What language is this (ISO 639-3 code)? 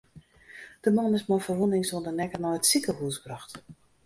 fry